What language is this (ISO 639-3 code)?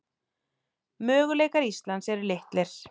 isl